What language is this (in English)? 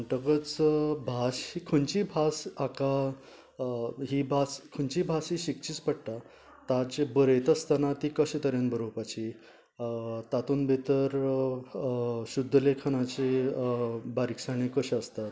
Konkani